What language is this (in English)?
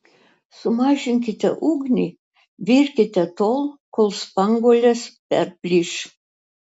Lithuanian